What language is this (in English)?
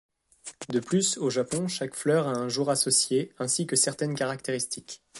French